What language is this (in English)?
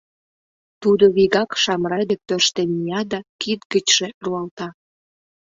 Mari